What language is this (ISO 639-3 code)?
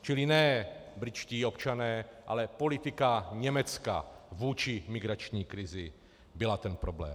ces